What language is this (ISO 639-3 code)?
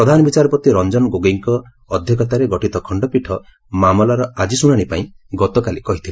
ori